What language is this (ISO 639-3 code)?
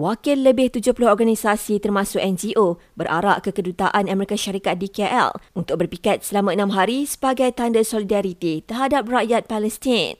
msa